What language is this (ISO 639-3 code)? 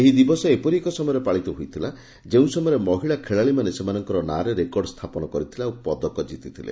ori